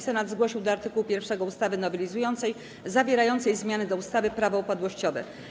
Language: Polish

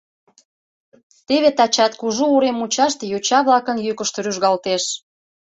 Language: Mari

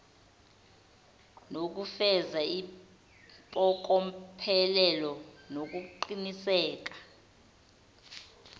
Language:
Zulu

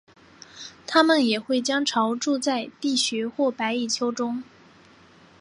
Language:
Chinese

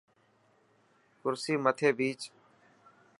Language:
Dhatki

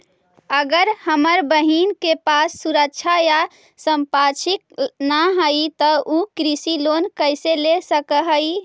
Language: Magahi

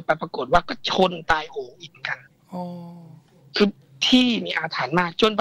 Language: Thai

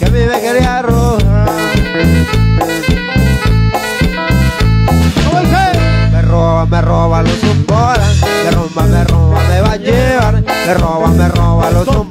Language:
Spanish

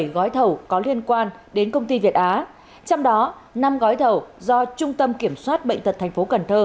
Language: Vietnamese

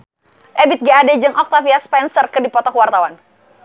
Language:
Sundanese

